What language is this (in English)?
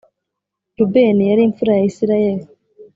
Kinyarwanda